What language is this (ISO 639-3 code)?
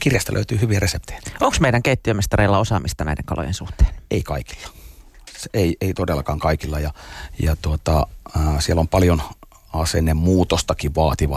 fin